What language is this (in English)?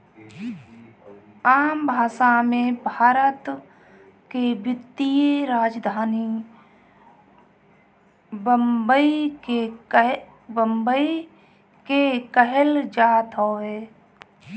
Bhojpuri